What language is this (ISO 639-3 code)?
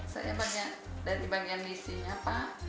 ind